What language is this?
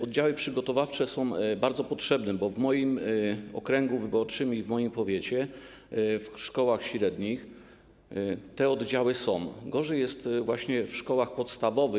Polish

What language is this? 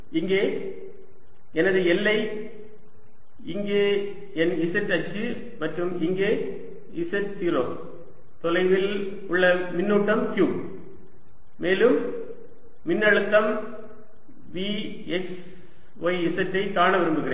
Tamil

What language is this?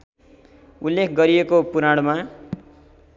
Nepali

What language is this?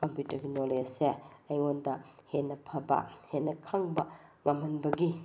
Manipuri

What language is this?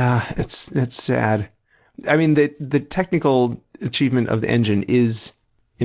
English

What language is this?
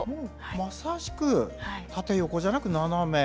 Japanese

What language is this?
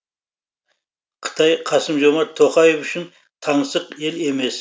Kazakh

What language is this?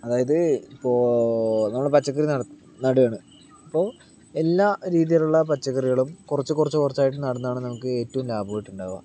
Malayalam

